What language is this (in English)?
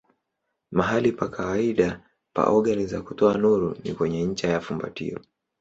Swahili